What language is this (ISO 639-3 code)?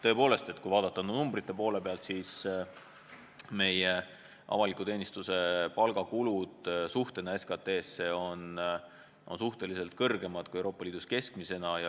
est